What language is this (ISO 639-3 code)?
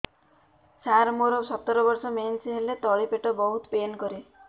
ori